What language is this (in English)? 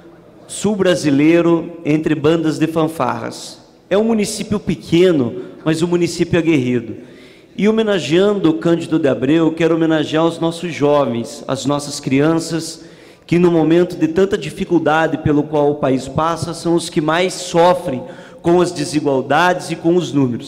Portuguese